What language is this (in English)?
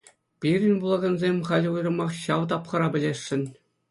Chuvash